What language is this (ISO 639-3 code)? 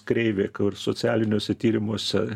lit